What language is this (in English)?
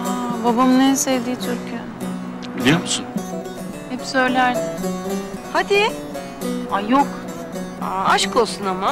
Turkish